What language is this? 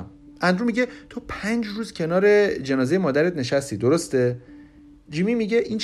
Persian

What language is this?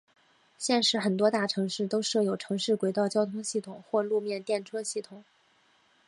Chinese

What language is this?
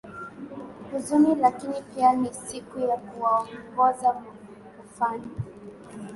Swahili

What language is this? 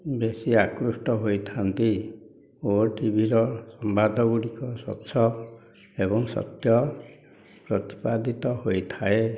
Odia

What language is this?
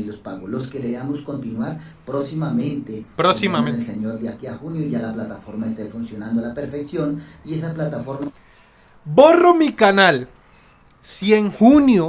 Spanish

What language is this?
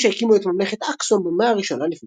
Hebrew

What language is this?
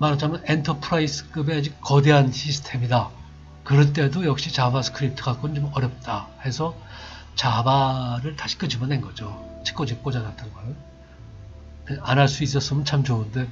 Korean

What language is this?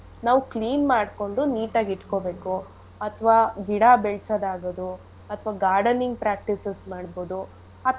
Kannada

